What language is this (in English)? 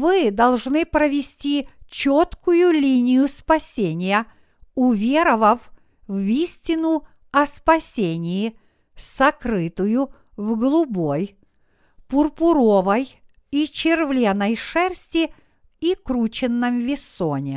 Russian